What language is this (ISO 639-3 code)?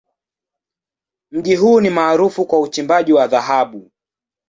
swa